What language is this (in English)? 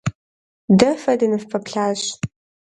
Kabardian